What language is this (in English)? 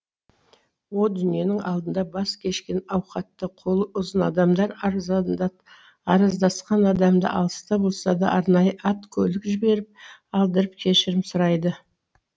Kazakh